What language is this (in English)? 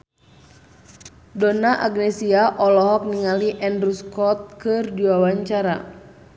Sundanese